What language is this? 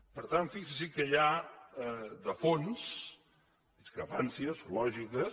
Catalan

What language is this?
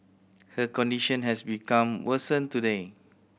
English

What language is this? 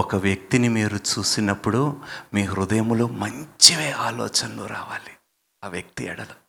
Telugu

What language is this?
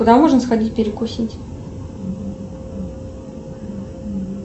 Russian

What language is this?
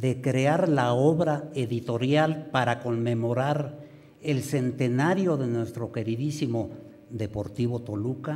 Spanish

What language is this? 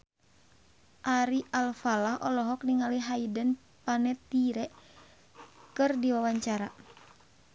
Sundanese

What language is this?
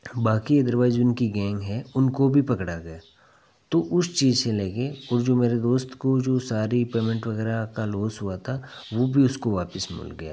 Hindi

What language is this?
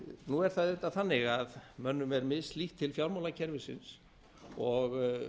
Icelandic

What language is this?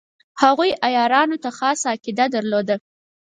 Pashto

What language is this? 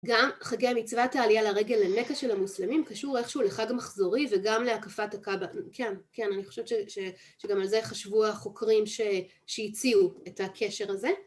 Hebrew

